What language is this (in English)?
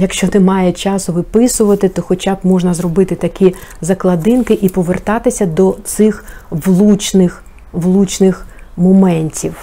Ukrainian